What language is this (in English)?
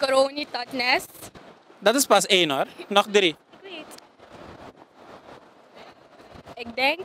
Dutch